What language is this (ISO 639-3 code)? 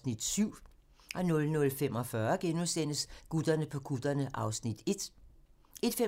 dan